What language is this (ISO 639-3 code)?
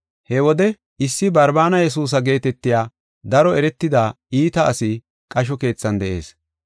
gof